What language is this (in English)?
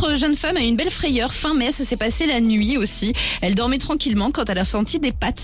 French